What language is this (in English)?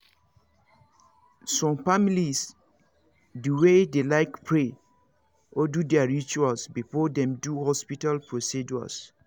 Nigerian Pidgin